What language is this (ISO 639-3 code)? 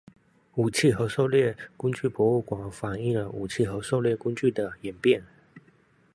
zho